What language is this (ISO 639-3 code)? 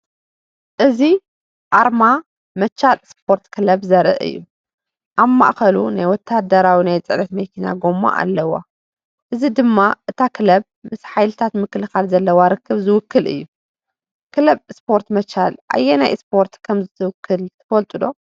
tir